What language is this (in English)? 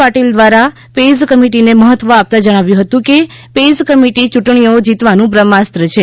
Gujarati